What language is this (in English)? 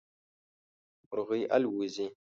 Pashto